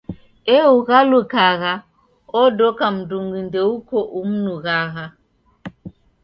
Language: Taita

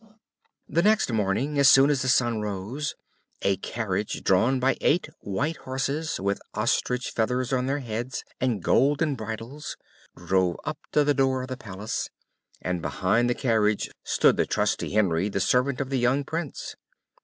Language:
English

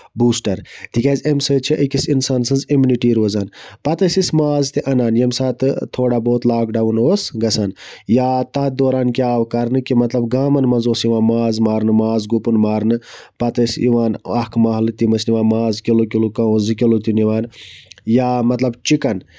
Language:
Kashmiri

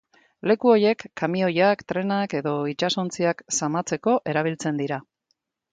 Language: Basque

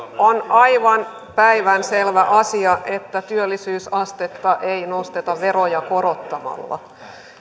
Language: Finnish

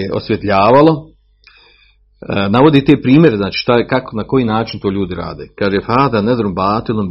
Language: Croatian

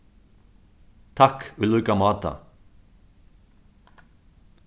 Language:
Faroese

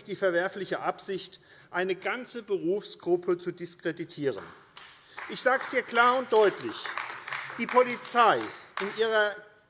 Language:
German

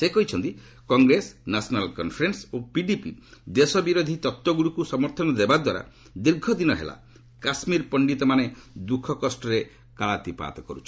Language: Odia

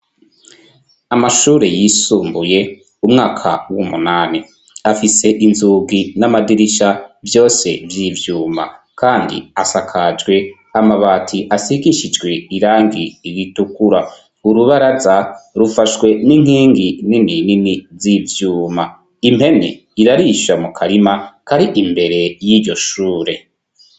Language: Rundi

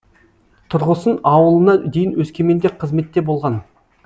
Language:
Kazakh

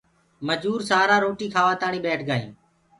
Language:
Gurgula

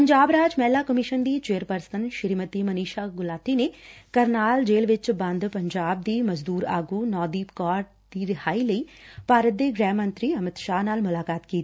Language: Punjabi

